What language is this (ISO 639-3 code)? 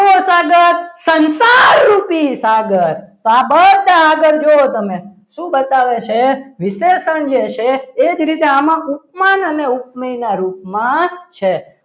guj